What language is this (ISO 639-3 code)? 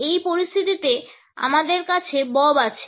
ben